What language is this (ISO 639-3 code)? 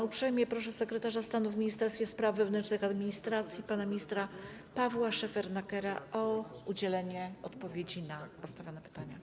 pol